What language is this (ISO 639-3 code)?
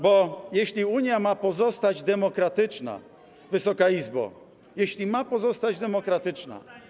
pol